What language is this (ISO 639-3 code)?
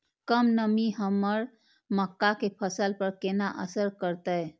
mai